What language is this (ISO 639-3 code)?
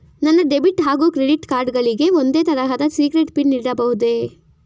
kan